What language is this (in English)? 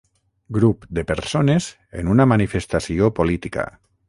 Catalan